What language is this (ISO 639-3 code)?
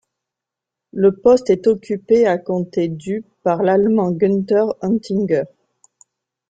fra